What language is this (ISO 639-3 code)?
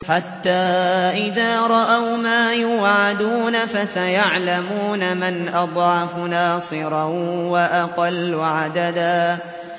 ara